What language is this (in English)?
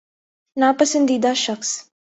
Urdu